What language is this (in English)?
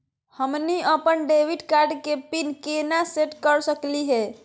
Magahi